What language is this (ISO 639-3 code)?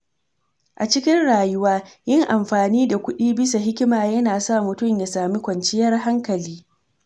hau